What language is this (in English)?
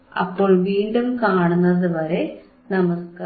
Malayalam